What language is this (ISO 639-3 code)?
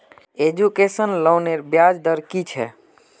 mag